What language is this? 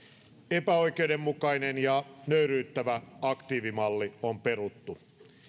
Finnish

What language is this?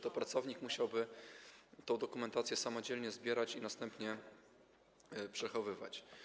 Polish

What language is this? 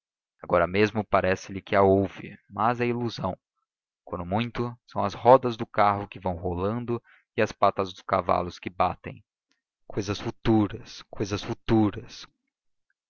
Portuguese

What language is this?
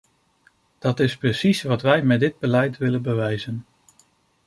Dutch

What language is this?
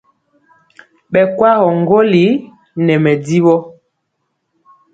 Mpiemo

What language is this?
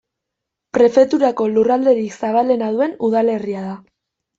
Basque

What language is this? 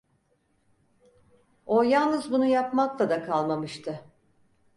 Turkish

